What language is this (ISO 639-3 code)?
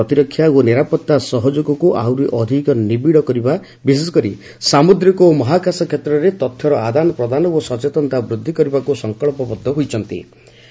ori